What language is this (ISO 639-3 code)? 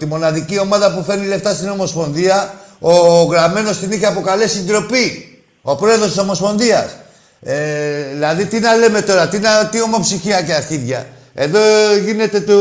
ell